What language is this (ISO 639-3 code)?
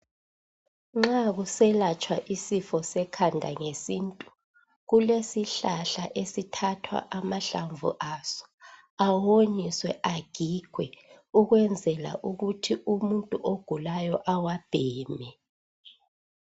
nde